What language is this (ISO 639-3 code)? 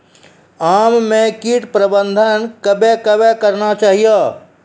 mai